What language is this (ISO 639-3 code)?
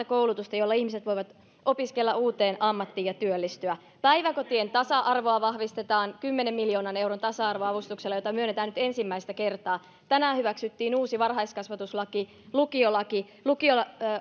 fin